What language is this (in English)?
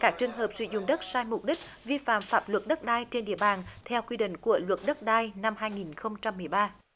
Vietnamese